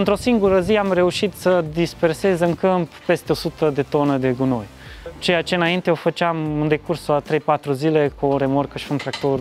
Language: Romanian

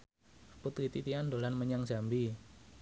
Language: Javanese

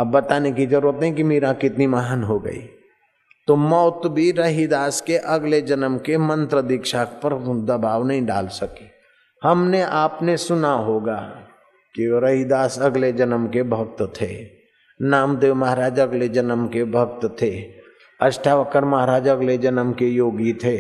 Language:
Hindi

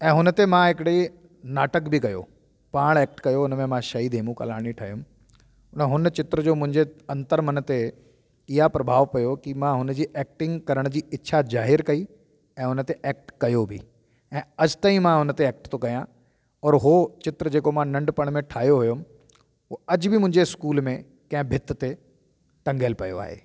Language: Sindhi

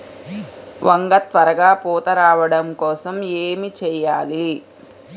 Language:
Telugu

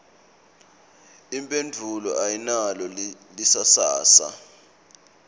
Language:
Swati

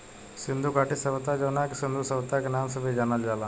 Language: Bhojpuri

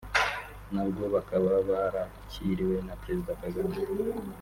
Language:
Kinyarwanda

